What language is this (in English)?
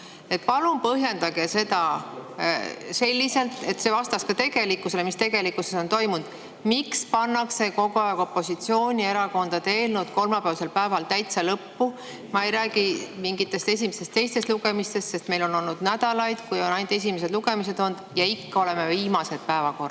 Estonian